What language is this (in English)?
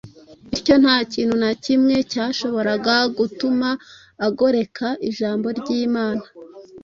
Kinyarwanda